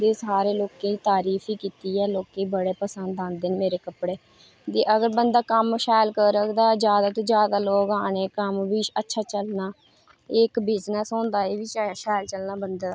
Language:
Dogri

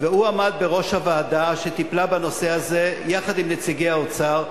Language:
Hebrew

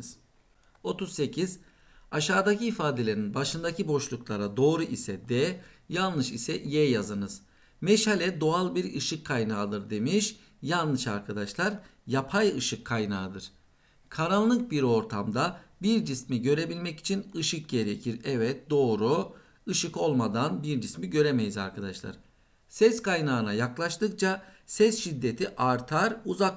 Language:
Turkish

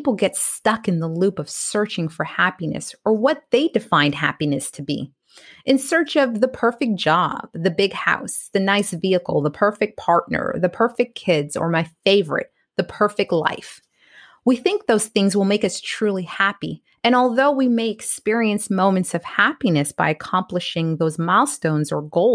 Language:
English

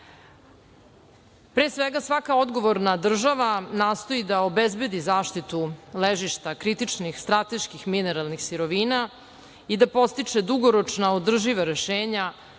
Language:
Serbian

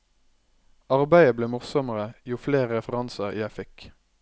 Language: Norwegian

